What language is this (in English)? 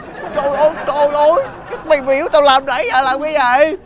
Vietnamese